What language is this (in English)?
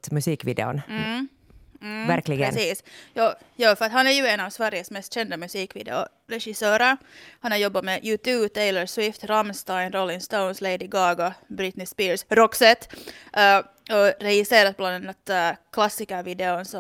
Swedish